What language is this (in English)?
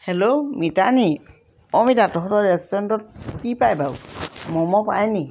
Assamese